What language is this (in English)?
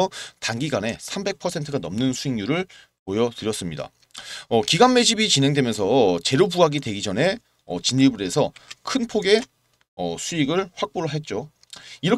Korean